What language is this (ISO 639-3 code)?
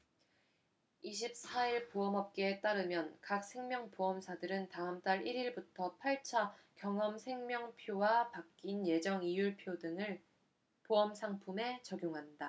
kor